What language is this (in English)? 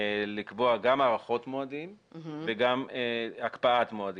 Hebrew